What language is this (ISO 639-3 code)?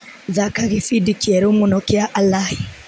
kik